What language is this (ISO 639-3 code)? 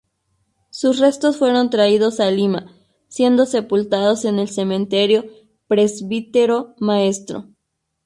spa